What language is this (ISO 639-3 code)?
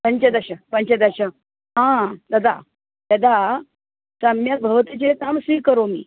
san